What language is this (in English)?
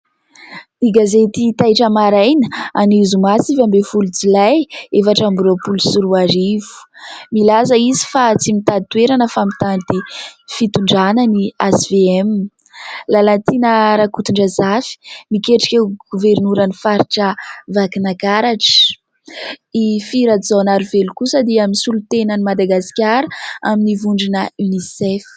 Malagasy